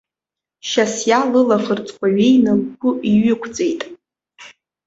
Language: Abkhazian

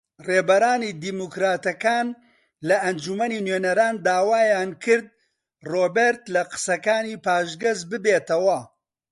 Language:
Central Kurdish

